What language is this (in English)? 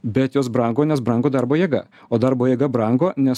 Lithuanian